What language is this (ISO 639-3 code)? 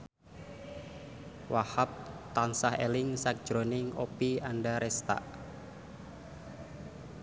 jav